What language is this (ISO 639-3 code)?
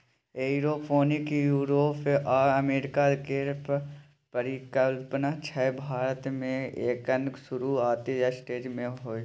mai